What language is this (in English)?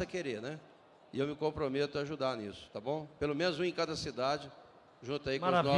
Portuguese